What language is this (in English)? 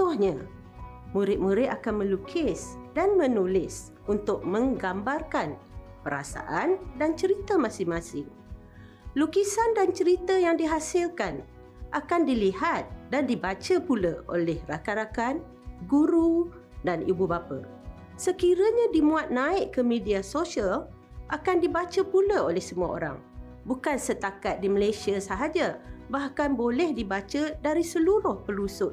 Malay